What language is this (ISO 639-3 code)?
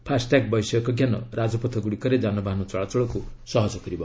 ori